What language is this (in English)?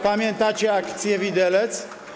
Polish